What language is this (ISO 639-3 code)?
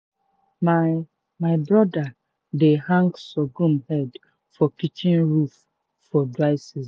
pcm